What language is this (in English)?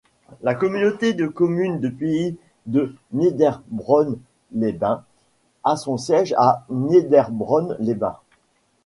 French